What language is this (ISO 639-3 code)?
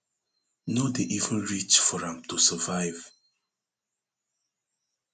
pcm